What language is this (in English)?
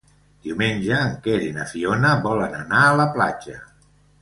Catalan